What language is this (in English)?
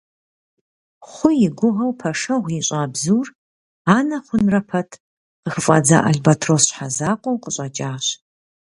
Kabardian